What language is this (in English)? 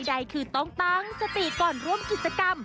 Thai